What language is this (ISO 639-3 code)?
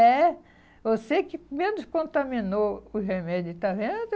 por